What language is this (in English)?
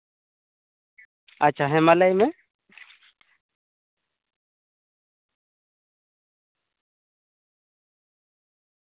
Santali